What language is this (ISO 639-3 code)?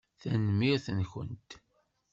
kab